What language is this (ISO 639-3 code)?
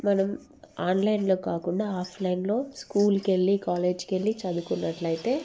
tel